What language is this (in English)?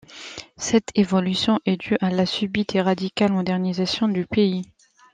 French